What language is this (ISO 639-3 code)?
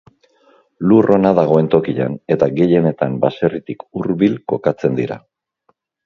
eus